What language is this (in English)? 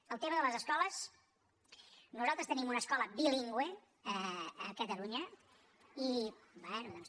Catalan